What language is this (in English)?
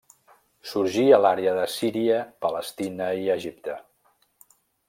Catalan